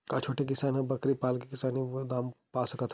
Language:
Chhattisgarhi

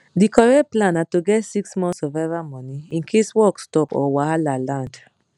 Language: Nigerian Pidgin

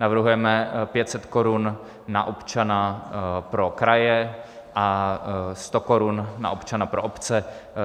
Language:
Czech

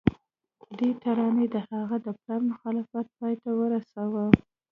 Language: Pashto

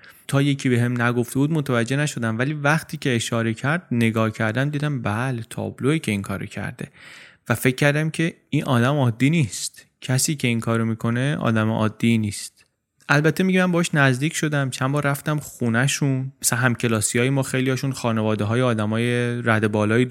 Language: Persian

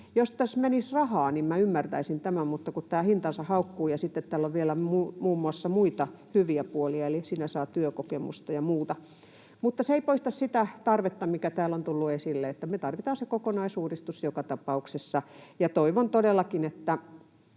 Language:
Finnish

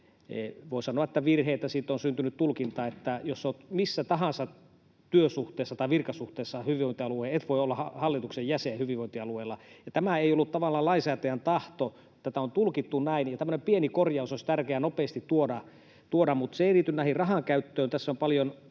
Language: Finnish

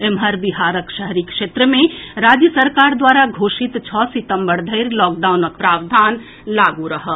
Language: Maithili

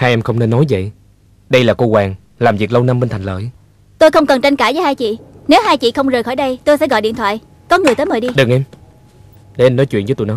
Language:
Vietnamese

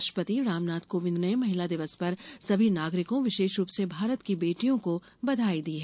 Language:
Hindi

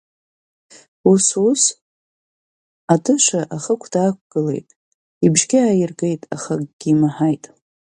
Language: Abkhazian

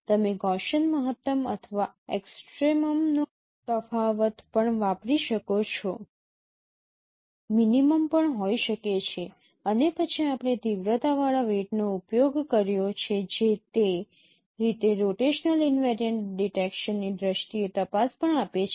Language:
Gujarati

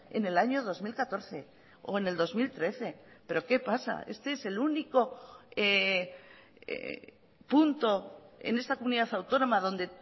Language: Spanish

